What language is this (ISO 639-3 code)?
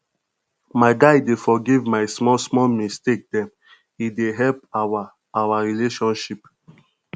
pcm